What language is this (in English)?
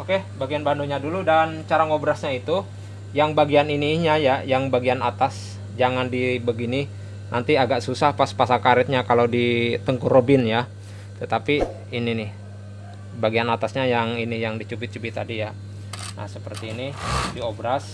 Indonesian